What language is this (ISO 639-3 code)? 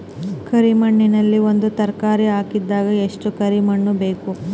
kan